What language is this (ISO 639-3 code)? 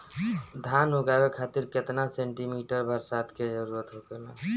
bho